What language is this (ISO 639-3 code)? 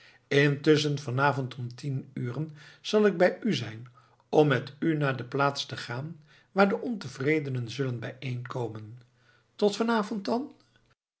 nld